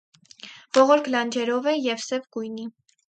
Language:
Armenian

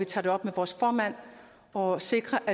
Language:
Danish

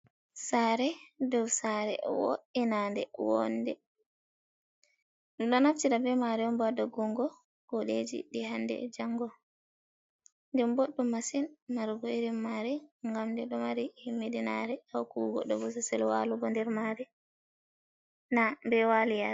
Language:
Fula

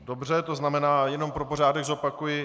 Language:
Czech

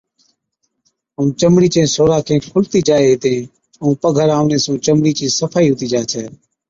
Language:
Od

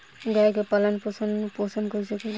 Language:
Bhojpuri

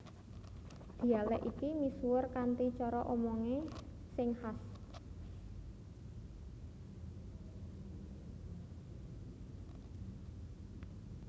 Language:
Javanese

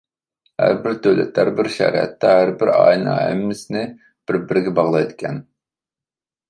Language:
Uyghur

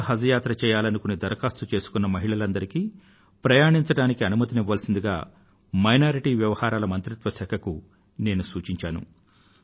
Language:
Telugu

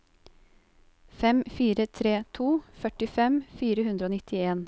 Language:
Norwegian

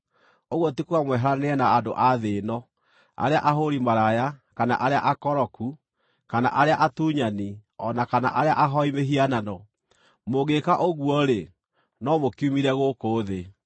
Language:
Kikuyu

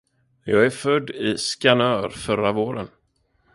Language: Swedish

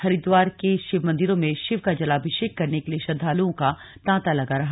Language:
Hindi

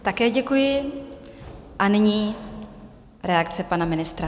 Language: Czech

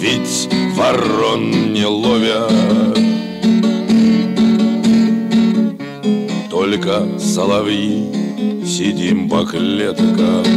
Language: Russian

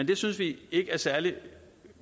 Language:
Danish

